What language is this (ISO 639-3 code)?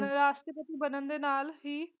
pan